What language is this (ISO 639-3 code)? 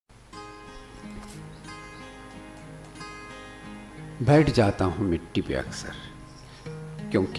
hin